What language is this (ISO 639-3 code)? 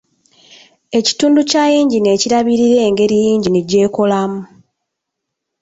lug